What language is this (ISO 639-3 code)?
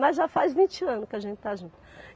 por